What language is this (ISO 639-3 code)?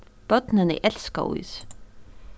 fao